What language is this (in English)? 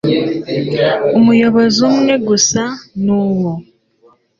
Kinyarwanda